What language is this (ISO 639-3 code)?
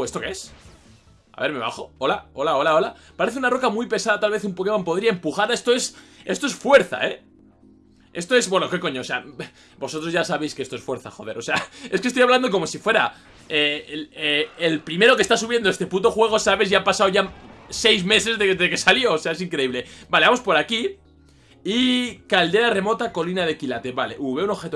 spa